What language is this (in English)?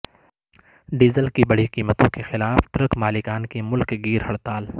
Urdu